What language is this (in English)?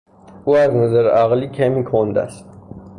Persian